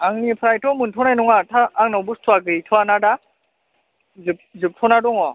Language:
Bodo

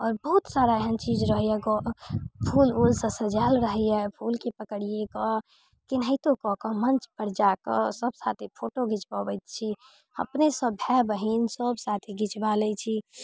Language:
Maithili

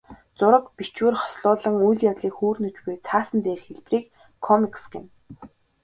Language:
Mongolian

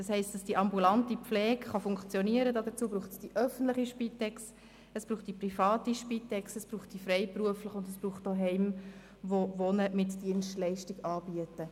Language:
Swiss German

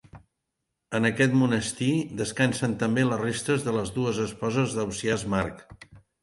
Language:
Catalan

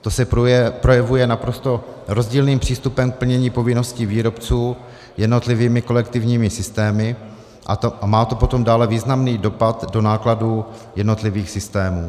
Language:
Czech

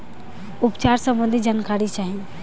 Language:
Bhojpuri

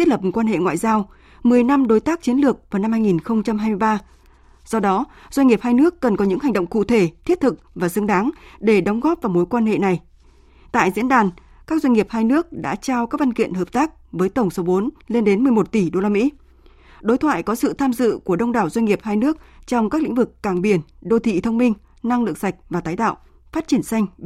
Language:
Vietnamese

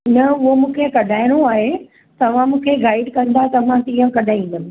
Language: Sindhi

